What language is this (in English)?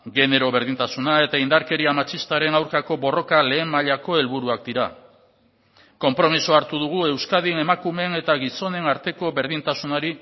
Basque